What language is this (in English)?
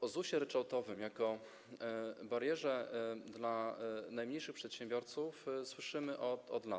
Polish